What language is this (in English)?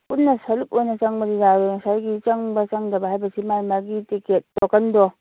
Manipuri